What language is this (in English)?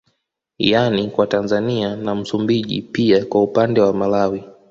Swahili